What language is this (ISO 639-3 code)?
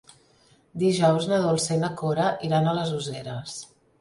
cat